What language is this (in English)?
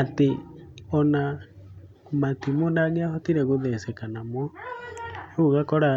Kikuyu